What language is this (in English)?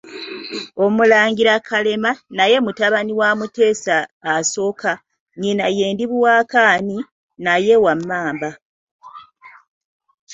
Ganda